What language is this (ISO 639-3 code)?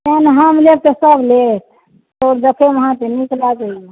mai